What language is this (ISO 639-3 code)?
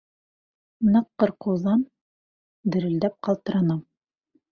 bak